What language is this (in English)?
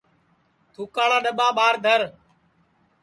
Sansi